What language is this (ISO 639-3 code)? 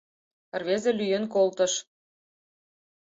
chm